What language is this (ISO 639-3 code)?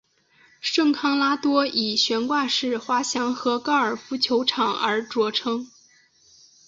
zho